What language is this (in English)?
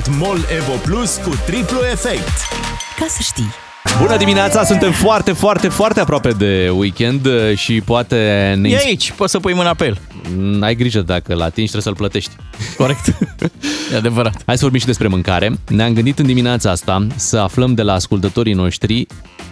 Romanian